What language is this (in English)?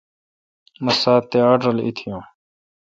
Kalkoti